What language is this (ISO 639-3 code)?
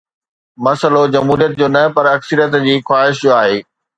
snd